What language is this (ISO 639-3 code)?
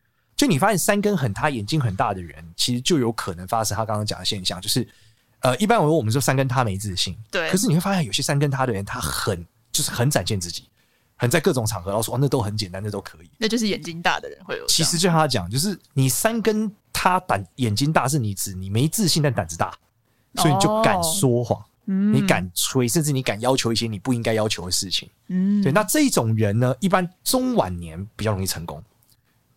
zho